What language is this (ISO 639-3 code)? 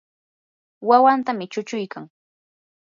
qur